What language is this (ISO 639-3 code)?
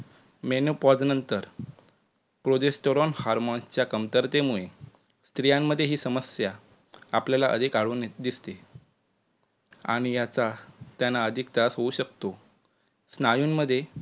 mar